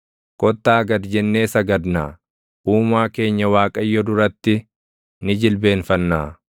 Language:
Oromo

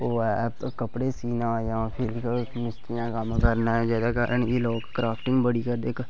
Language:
Dogri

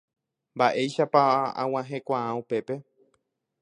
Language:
Guarani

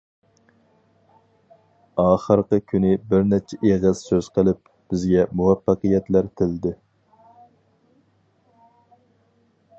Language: Uyghur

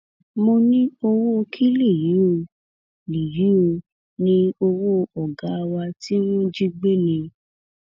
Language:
Yoruba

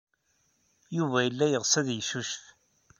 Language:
Kabyle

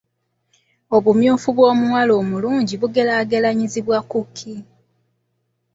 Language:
Ganda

